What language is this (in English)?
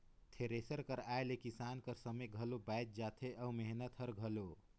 Chhattisgarhi